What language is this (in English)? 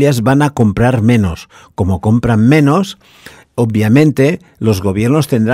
Spanish